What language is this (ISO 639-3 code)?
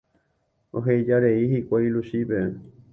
grn